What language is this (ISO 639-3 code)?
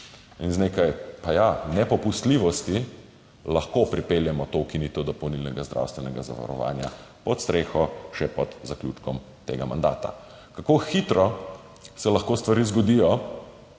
slv